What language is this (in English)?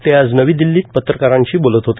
Marathi